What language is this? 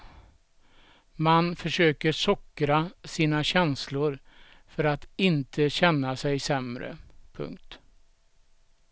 Swedish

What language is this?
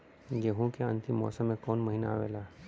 Bhojpuri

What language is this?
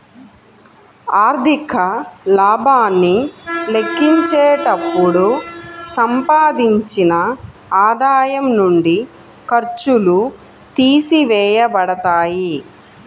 Telugu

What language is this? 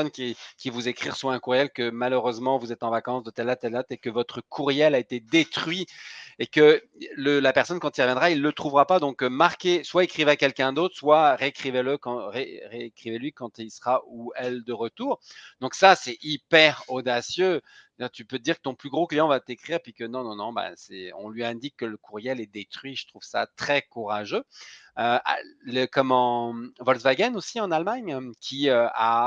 French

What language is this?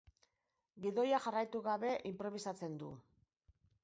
Basque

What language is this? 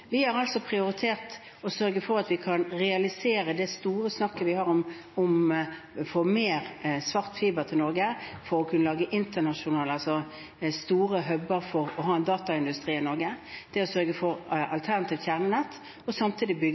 Norwegian Bokmål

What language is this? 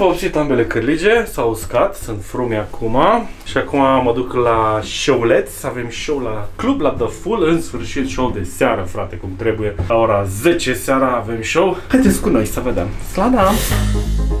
Romanian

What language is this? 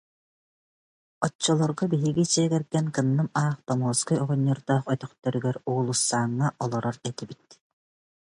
Yakut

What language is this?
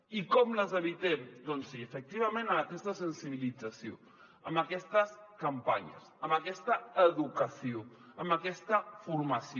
Catalan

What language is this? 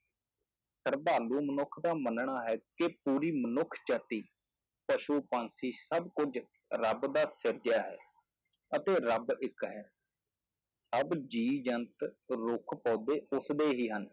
Punjabi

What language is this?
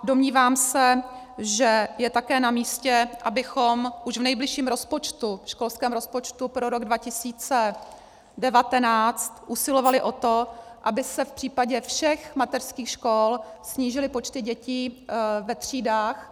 Czech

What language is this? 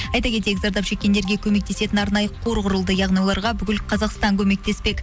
Kazakh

